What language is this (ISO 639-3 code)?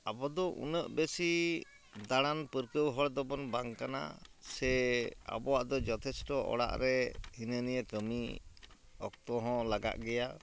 sat